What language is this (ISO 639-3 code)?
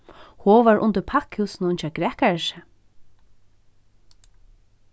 fao